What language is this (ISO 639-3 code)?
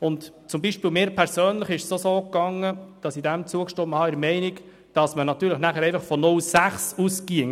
gsw